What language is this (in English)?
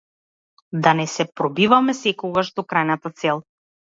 Macedonian